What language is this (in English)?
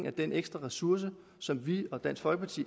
Danish